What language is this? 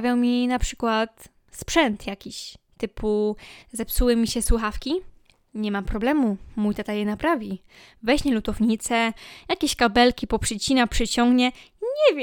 Polish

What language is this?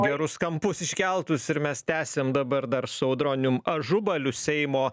Lithuanian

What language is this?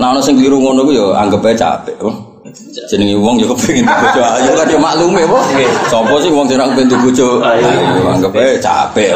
Indonesian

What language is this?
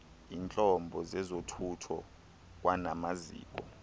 Xhosa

